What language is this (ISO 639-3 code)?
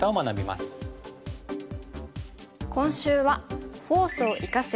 jpn